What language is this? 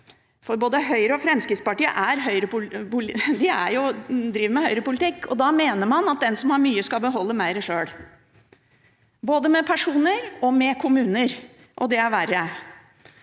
Norwegian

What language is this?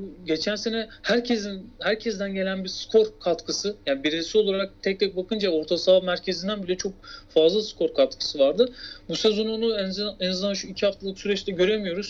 Turkish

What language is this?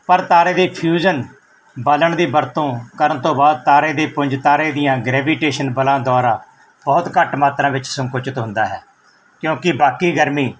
Punjabi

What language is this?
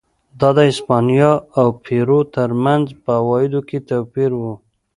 Pashto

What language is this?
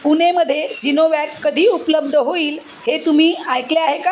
Marathi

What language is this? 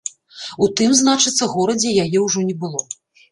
Belarusian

